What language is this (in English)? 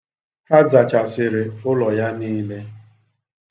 Igbo